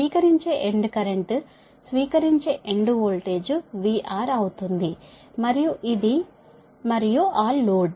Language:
Telugu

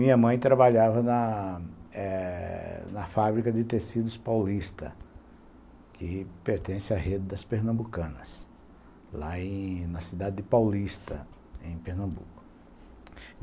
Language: Portuguese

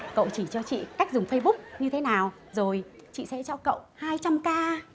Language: Vietnamese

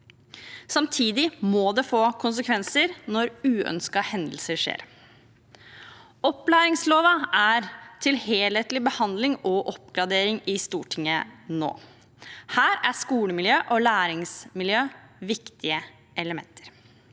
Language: Norwegian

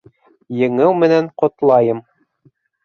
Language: Bashkir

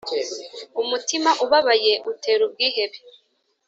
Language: Kinyarwanda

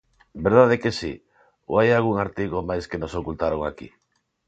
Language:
Galician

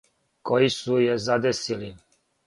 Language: Serbian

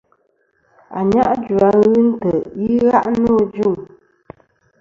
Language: Kom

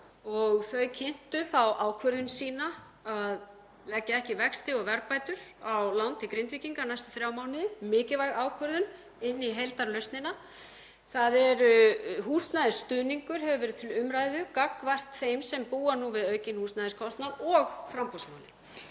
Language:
Icelandic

